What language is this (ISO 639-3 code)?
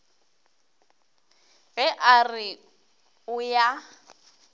nso